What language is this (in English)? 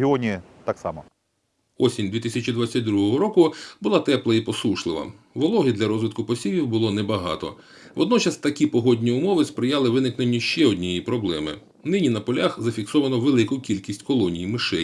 Ukrainian